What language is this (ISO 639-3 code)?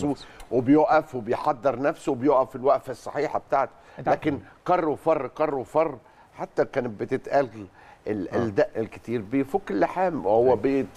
ara